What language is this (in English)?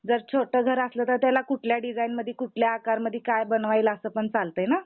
Marathi